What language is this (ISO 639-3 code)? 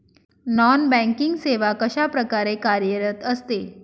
mar